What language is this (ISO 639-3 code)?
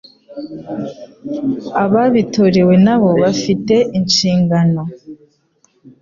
kin